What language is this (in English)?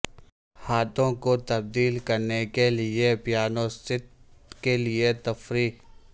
Urdu